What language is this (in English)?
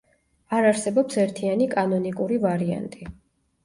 Georgian